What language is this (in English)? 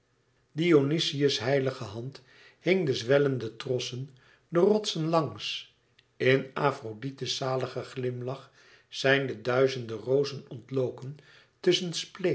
Dutch